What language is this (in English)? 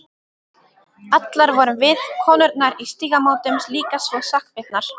Icelandic